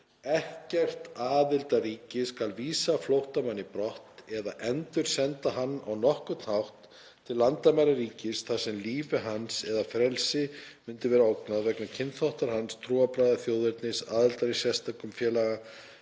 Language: Icelandic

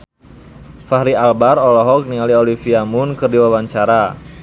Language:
Sundanese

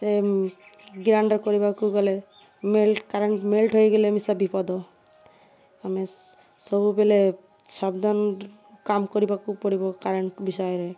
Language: Odia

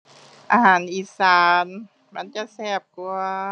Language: Thai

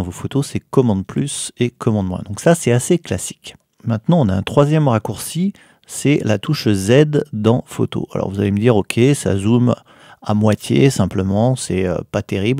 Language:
French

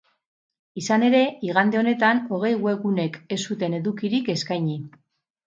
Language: Basque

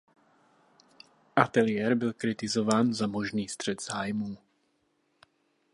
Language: Czech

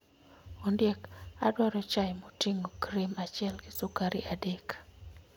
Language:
Luo (Kenya and Tanzania)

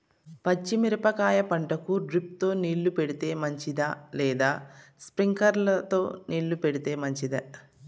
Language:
Telugu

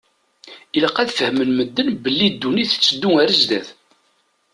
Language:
Kabyle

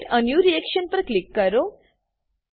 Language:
Gujarati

